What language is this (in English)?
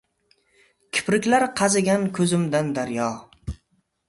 Uzbek